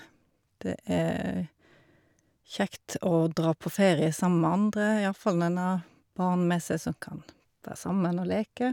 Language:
Norwegian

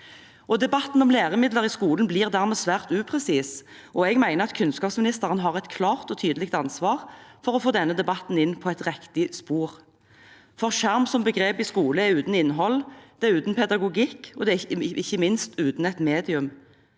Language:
Norwegian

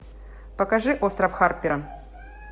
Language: Russian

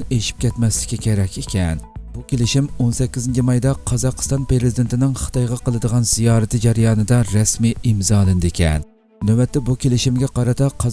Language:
Turkish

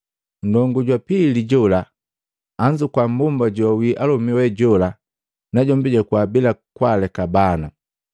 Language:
Matengo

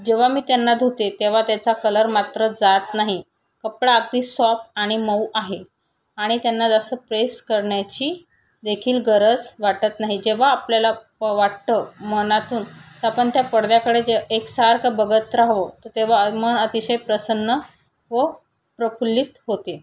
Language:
Marathi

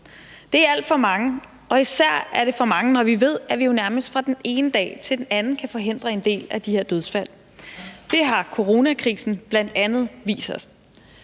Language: Danish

